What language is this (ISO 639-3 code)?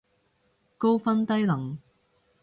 yue